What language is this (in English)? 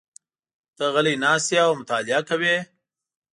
Pashto